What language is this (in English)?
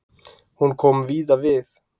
Icelandic